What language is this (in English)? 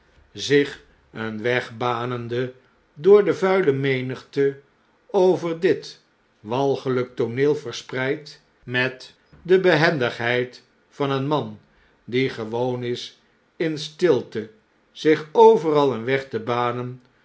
Dutch